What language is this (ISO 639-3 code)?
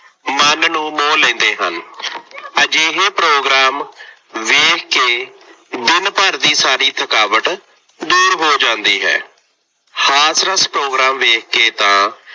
pan